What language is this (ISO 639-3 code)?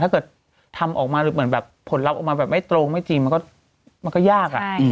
tha